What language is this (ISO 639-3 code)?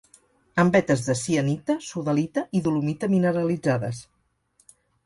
cat